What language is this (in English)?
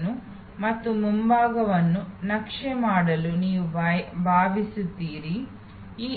Kannada